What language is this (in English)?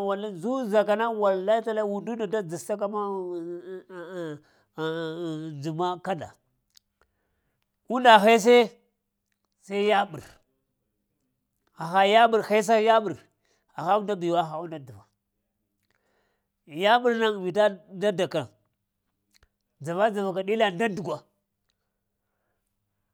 Lamang